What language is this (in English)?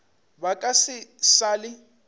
Northern Sotho